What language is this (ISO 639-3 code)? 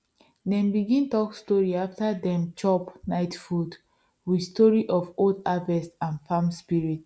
pcm